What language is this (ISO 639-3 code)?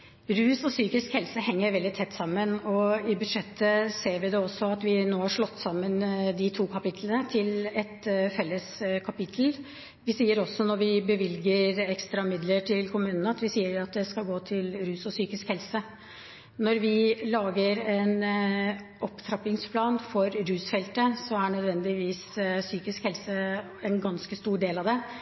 nor